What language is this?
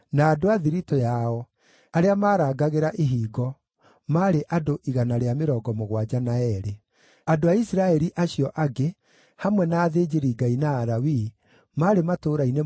Kikuyu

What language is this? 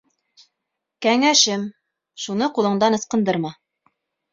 Bashkir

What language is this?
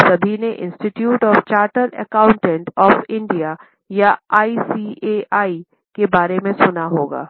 Hindi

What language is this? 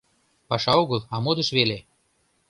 Mari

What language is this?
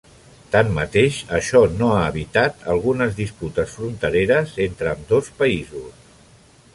Catalan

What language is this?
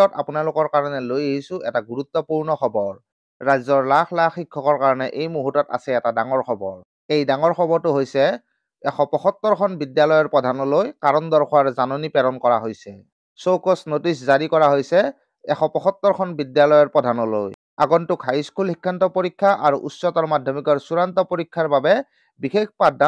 Bangla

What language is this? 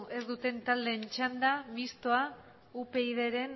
Basque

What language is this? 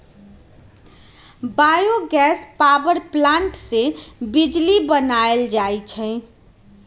Magahi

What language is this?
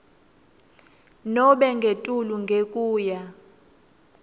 Swati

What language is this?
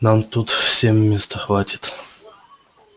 Russian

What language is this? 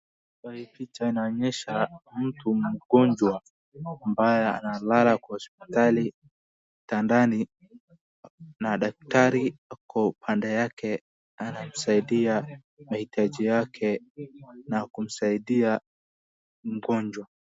Swahili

